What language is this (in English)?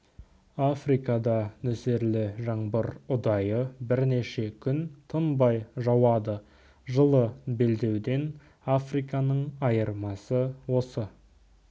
Kazakh